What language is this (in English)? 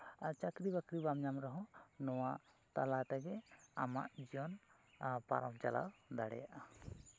Santali